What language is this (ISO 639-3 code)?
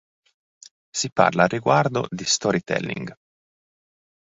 ita